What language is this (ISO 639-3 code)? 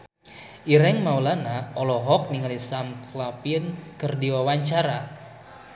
sun